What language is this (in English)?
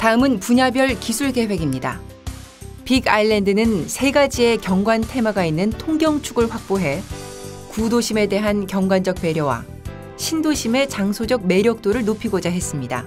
Korean